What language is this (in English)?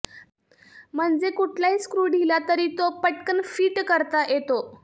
Marathi